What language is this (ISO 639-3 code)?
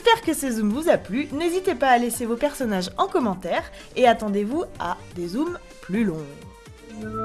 fra